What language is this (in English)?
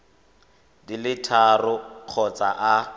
Tswana